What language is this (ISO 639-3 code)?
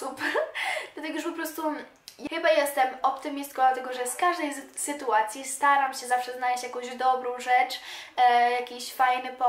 pol